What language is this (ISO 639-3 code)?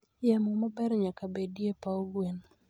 luo